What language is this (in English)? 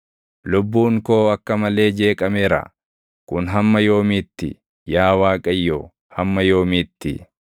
Oromo